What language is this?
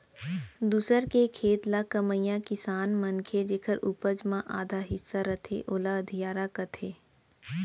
Chhattisgarhi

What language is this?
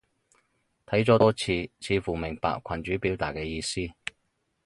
Cantonese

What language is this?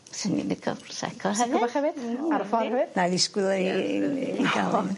Welsh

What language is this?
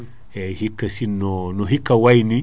Fula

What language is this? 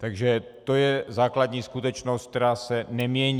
Czech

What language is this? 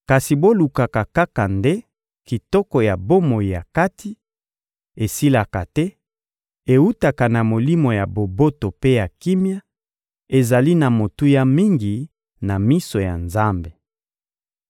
Lingala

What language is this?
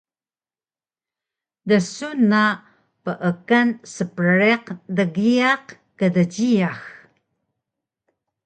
Taroko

